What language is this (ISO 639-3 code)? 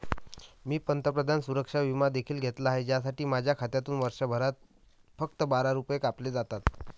mar